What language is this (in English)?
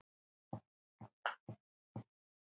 Icelandic